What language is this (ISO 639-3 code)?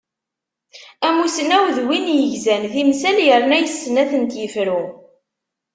kab